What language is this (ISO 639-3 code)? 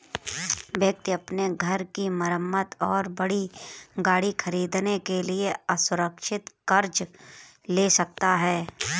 hin